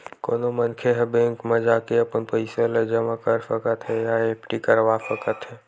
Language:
Chhattisgarhi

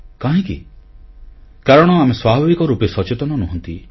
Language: Odia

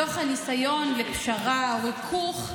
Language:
Hebrew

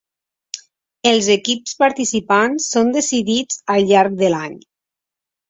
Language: Catalan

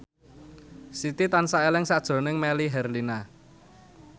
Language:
Javanese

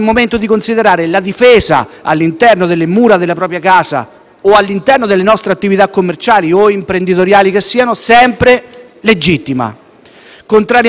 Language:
Italian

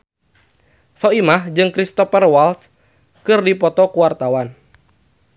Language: Sundanese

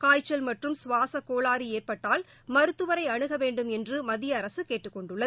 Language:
Tamil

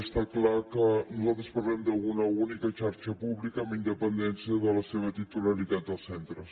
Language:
Catalan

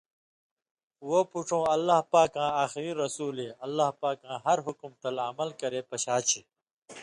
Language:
Indus Kohistani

